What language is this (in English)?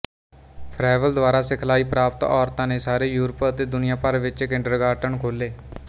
Punjabi